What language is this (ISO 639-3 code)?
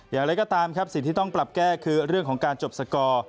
tha